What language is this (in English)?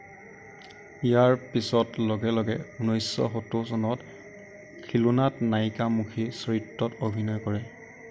Assamese